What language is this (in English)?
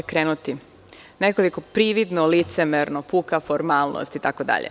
Serbian